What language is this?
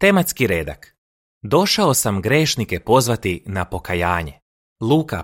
Croatian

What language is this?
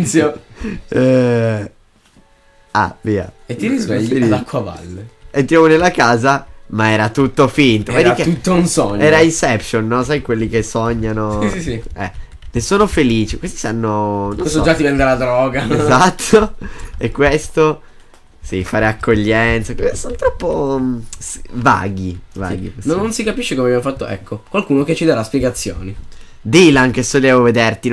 Italian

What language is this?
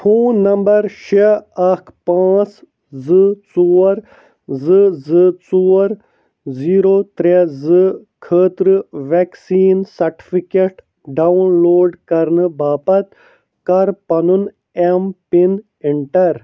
Kashmiri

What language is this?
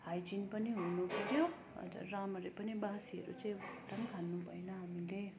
Nepali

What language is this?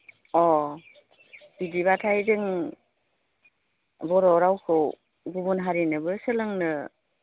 Bodo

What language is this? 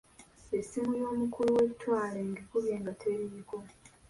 Ganda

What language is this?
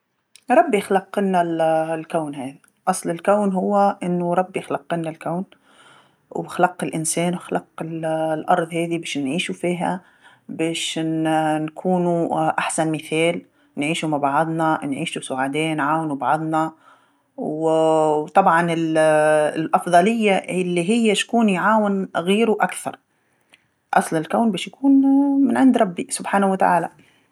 Tunisian Arabic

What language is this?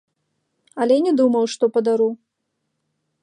Belarusian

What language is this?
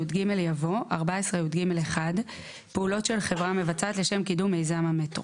Hebrew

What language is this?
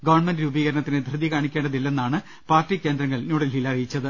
Malayalam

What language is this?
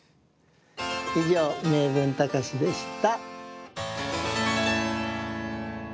Japanese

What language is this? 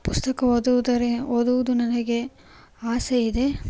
Kannada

